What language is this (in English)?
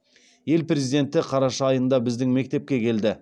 Kazakh